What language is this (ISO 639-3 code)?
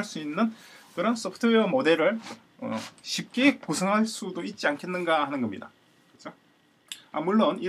kor